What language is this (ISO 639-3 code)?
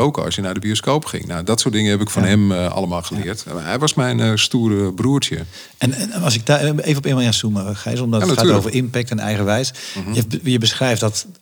nld